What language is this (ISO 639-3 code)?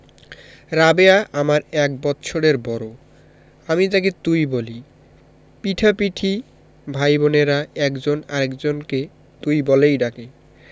ben